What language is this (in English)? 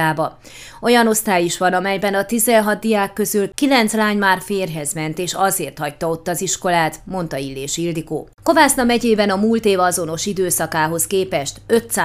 Hungarian